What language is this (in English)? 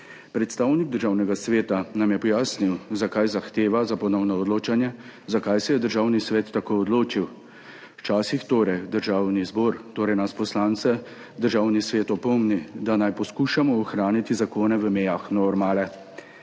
Slovenian